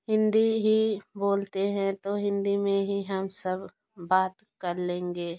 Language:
Hindi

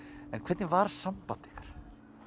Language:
Icelandic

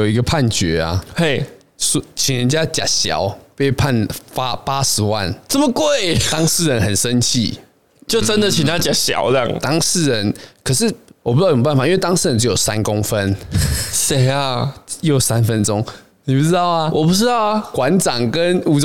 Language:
Chinese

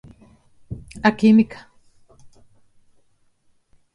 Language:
Galician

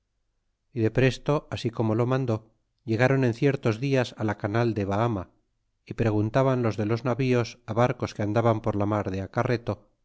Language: Spanish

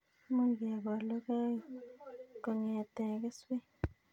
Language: Kalenjin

